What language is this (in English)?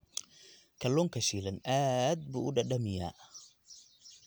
Somali